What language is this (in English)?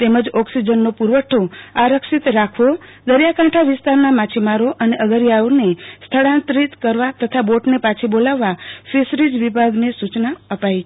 Gujarati